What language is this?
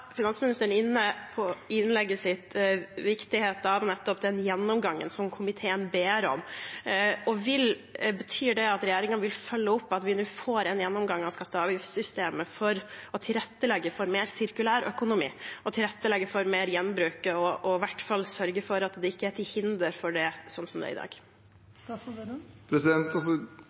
Norwegian Bokmål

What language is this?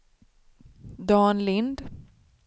Swedish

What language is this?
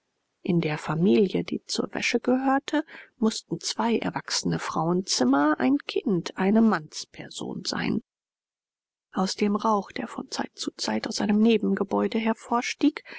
German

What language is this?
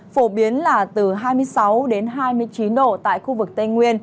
Vietnamese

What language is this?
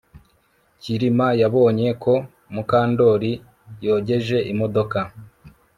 Kinyarwanda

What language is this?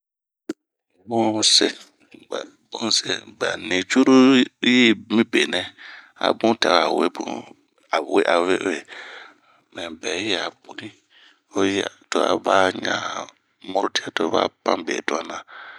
Bomu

